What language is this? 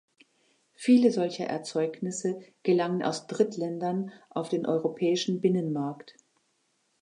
German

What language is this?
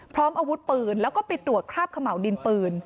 Thai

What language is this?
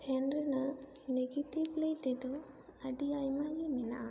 Santali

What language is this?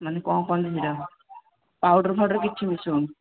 Odia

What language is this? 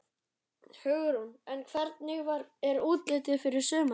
Icelandic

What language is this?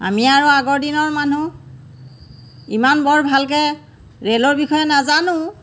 Assamese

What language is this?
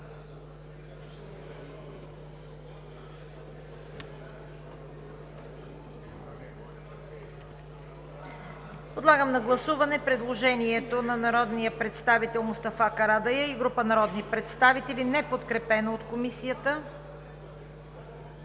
Bulgarian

